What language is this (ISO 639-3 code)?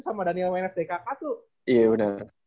ind